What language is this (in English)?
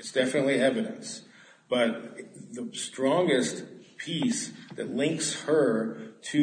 English